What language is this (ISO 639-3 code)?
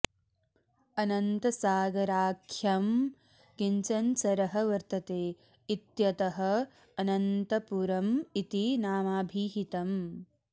san